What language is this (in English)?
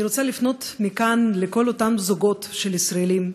Hebrew